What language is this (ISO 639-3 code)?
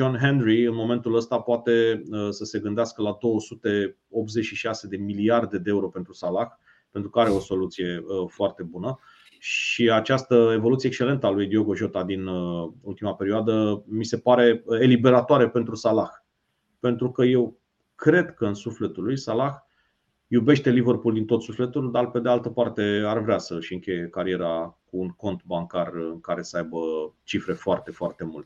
ron